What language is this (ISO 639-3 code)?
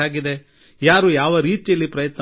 kan